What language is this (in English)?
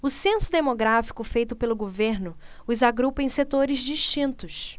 Portuguese